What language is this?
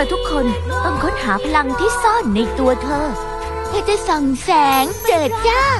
Thai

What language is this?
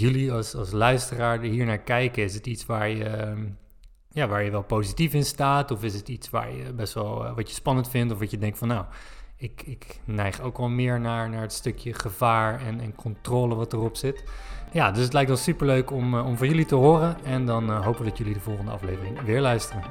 Dutch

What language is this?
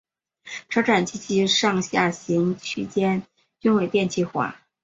Chinese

